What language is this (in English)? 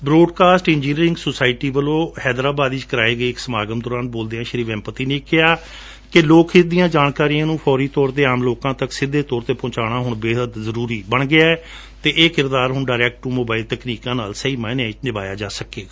Punjabi